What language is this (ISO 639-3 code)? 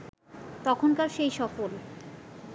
ben